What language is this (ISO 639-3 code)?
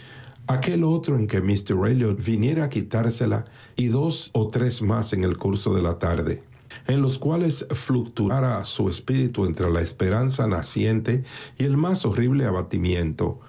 spa